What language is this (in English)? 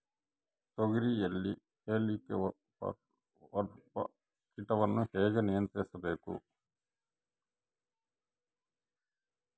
Kannada